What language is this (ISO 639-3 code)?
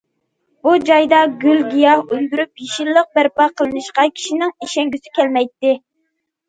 uig